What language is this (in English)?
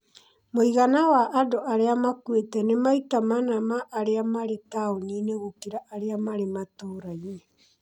Kikuyu